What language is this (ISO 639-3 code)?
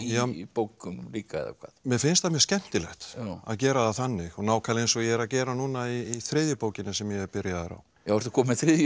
isl